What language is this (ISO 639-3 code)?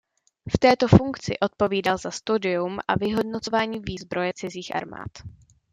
ces